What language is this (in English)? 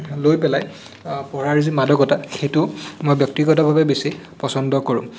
Assamese